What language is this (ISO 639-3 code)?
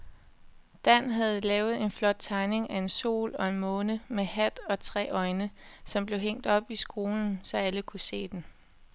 dan